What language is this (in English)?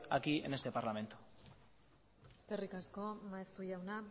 Basque